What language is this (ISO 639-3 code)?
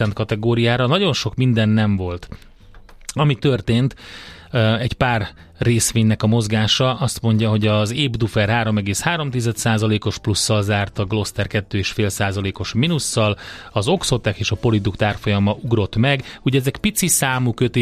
hun